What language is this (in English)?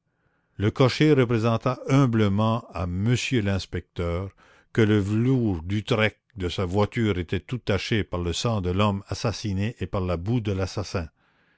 French